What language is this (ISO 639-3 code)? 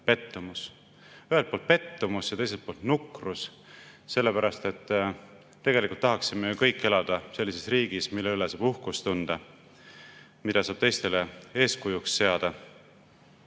est